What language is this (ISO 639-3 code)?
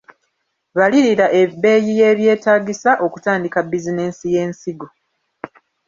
lug